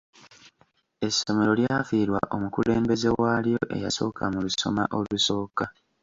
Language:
Ganda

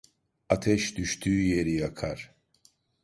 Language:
Turkish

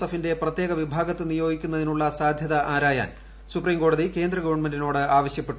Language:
Malayalam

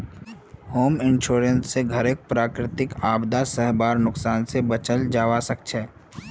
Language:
Magahi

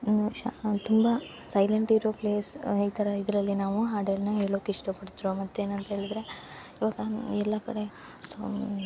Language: Kannada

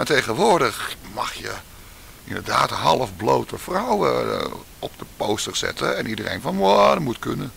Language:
Dutch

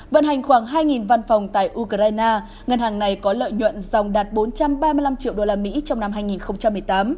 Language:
Vietnamese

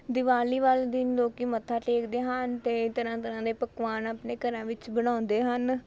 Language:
Punjabi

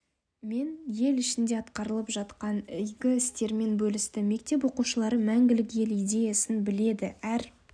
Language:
Kazakh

